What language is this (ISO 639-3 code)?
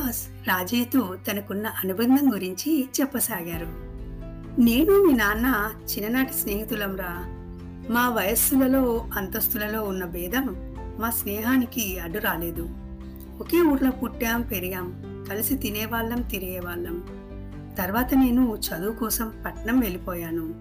tel